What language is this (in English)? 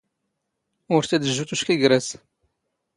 Standard Moroccan Tamazight